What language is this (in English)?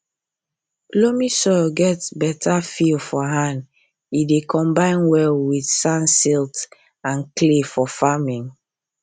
Nigerian Pidgin